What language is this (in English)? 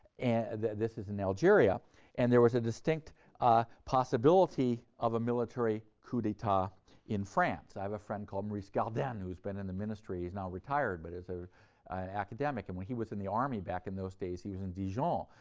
English